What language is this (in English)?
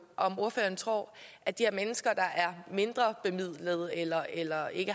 Danish